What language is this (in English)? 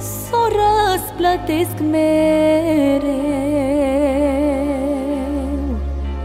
Romanian